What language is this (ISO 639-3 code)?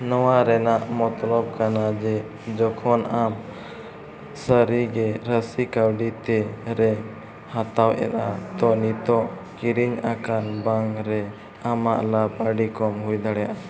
sat